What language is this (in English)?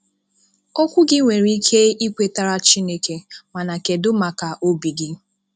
Igbo